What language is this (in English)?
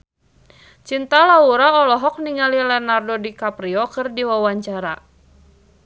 Sundanese